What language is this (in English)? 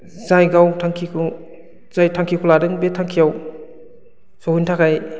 Bodo